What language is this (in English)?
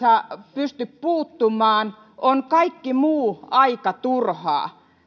Finnish